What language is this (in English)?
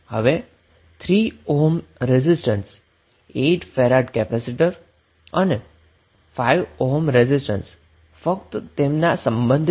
Gujarati